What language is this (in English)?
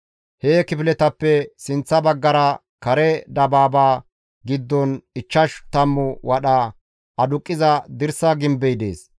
Gamo